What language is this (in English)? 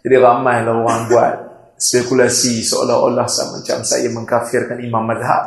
Malay